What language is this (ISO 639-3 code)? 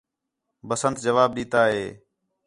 xhe